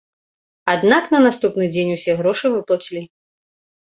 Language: Belarusian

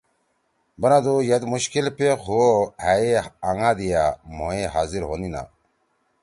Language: Torwali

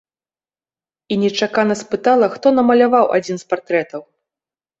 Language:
Belarusian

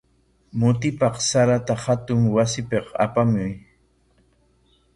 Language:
Corongo Ancash Quechua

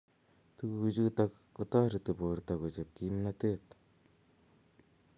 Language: Kalenjin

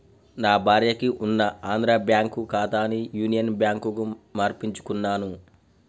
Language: Telugu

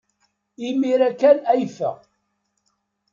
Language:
Kabyle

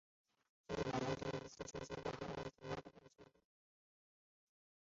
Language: Chinese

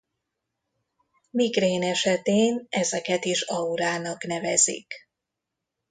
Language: Hungarian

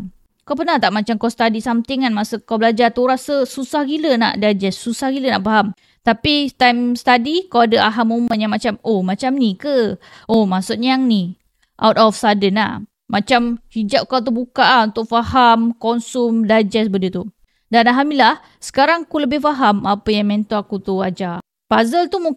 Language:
Malay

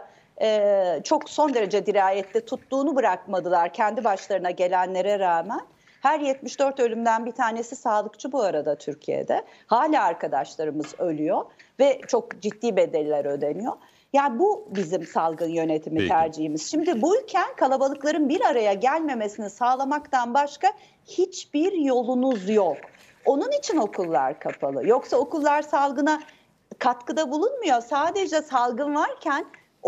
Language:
Turkish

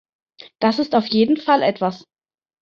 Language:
German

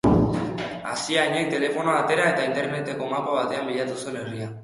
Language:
Basque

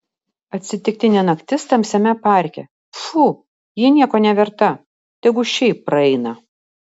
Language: Lithuanian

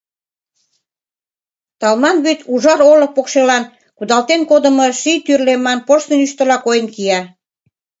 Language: Mari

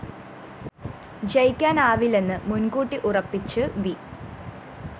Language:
Malayalam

